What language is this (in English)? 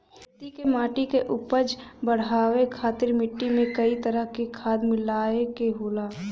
Bhojpuri